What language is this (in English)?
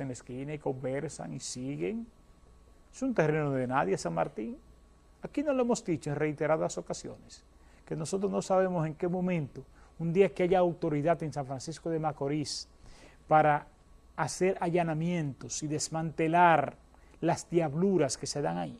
Spanish